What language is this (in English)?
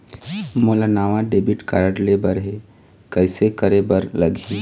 Chhattisgarhi